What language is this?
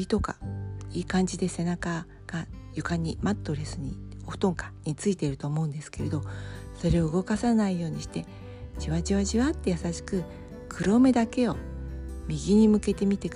Japanese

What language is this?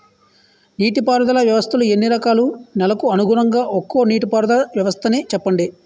Telugu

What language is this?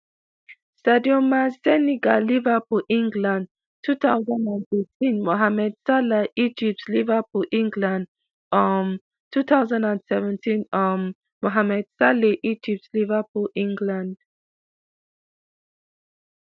Nigerian Pidgin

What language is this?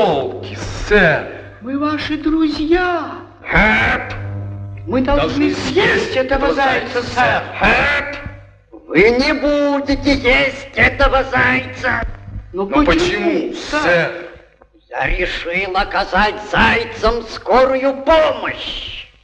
Russian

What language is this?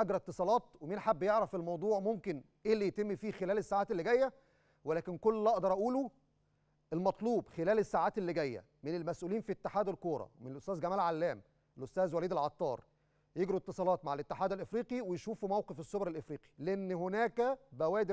Arabic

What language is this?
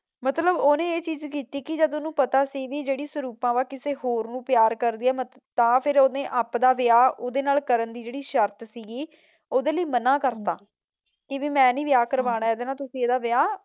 Punjabi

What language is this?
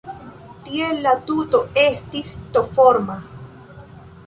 Esperanto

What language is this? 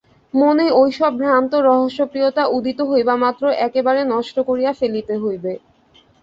Bangla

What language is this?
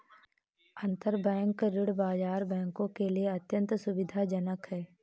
Hindi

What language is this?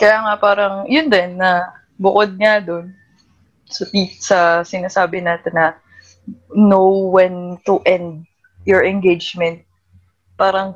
Filipino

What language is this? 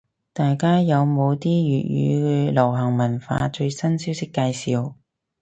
Cantonese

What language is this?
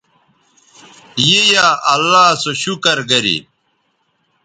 Bateri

